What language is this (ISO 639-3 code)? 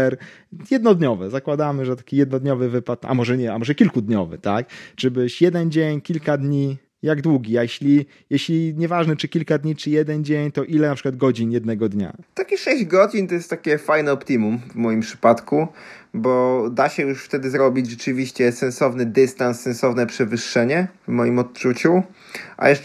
pol